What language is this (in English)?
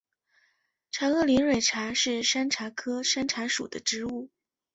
Chinese